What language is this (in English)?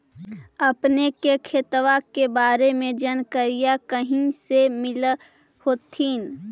Magahi